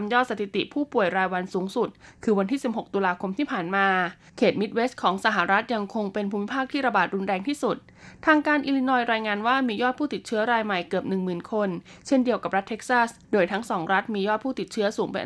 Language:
Thai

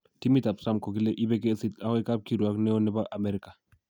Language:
Kalenjin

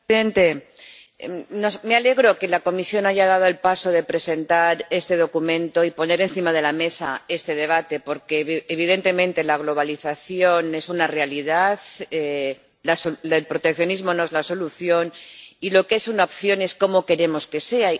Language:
Spanish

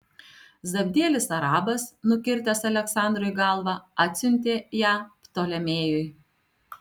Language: Lithuanian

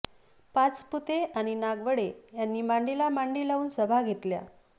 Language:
Marathi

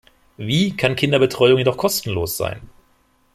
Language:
German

